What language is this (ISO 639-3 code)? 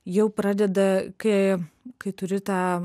lit